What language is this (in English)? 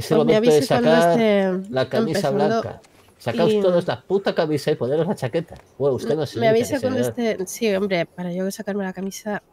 Spanish